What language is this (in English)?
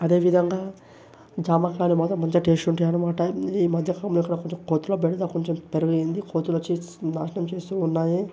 Telugu